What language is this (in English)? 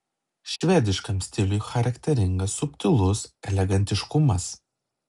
Lithuanian